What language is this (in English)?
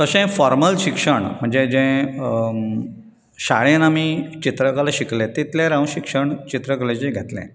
Konkani